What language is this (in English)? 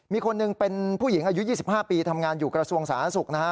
Thai